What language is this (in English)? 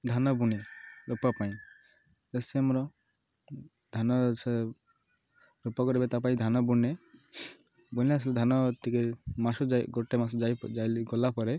Odia